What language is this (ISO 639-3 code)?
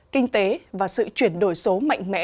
vie